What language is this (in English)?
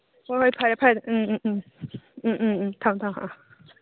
Manipuri